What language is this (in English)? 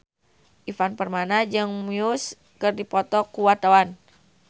Sundanese